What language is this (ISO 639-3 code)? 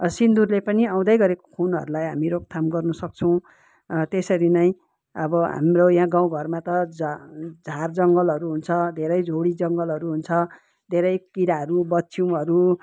nep